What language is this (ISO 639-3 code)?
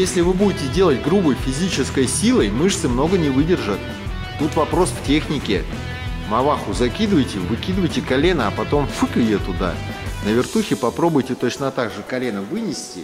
rus